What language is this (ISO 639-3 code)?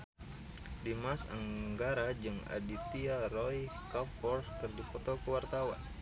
sun